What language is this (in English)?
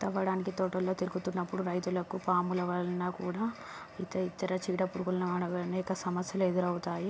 Telugu